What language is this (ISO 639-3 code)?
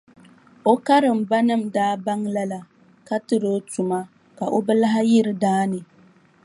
dag